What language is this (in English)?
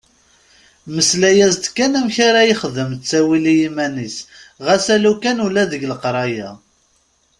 Kabyle